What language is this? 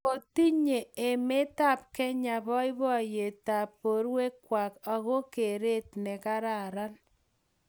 Kalenjin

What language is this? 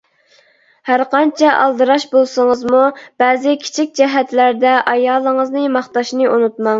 Uyghur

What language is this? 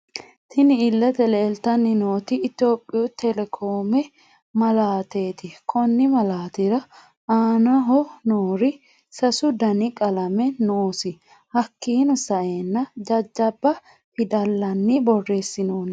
Sidamo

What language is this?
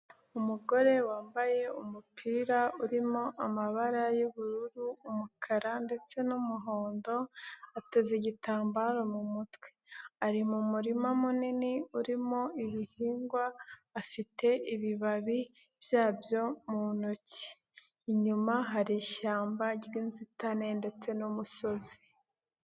Kinyarwanda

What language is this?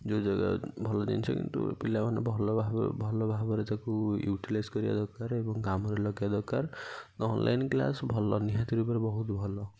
Odia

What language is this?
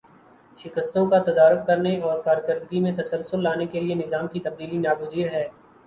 Urdu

